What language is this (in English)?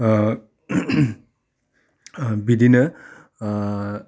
Bodo